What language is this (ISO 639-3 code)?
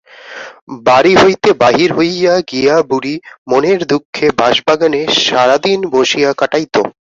ben